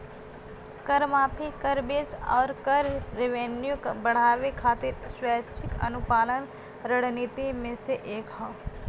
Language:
Bhojpuri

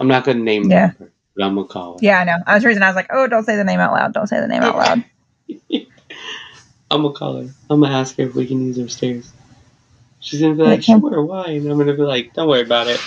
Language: English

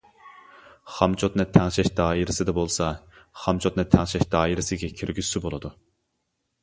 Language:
Uyghur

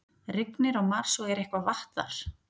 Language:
Icelandic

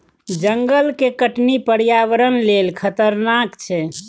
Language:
Maithili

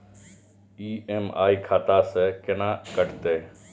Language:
Maithili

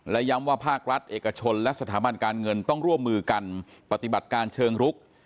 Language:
Thai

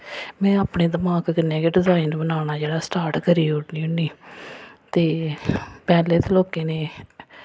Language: Dogri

